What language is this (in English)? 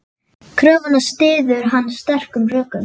Icelandic